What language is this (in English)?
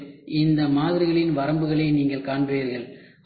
Tamil